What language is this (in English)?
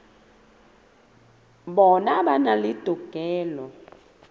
Southern Sotho